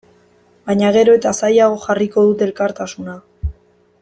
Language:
Basque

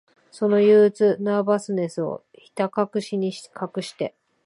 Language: Japanese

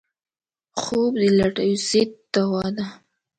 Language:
Pashto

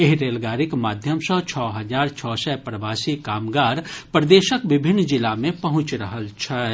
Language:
Maithili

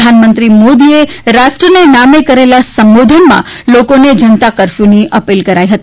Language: Gujarati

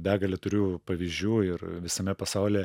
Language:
Lithuanian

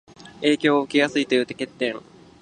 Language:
Japanese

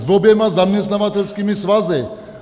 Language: Czech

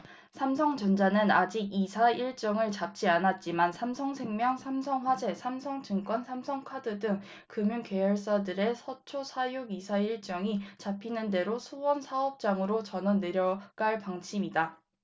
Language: Korean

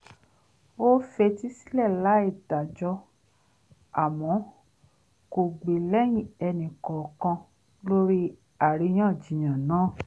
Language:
Yoruba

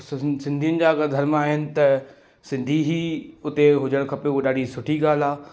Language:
Sindhi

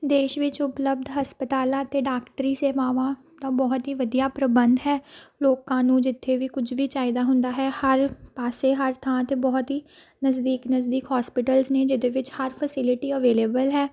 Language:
Punjabi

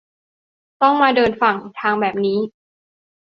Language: Thai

